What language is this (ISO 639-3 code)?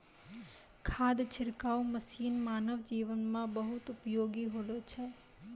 mai